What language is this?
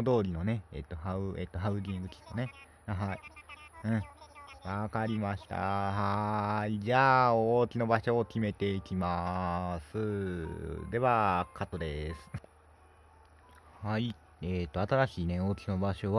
Japanese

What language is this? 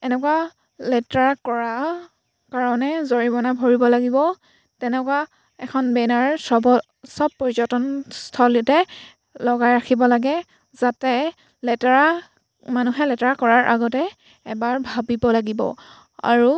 Assamese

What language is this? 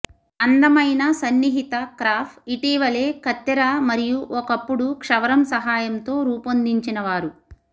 Telugu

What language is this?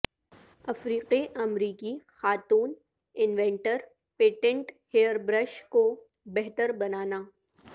Urdu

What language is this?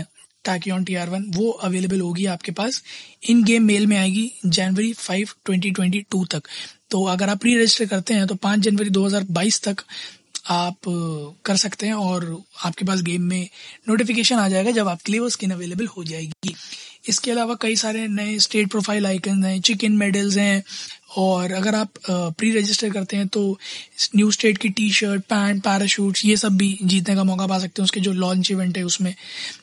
Hindi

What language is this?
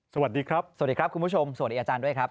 Thai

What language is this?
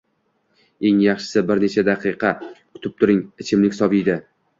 Uzbek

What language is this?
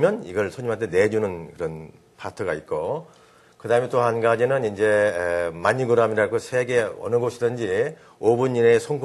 Korean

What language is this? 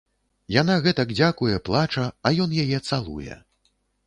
Belarusian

